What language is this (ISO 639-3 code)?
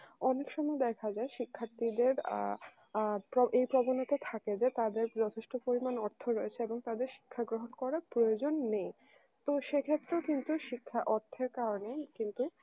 ben